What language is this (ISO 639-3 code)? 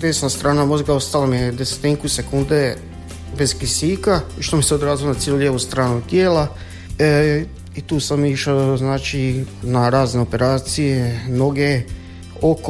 hrv